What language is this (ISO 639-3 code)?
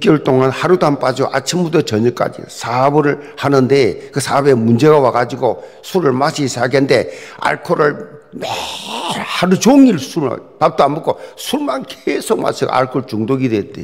kor